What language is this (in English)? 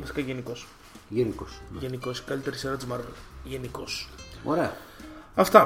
Greek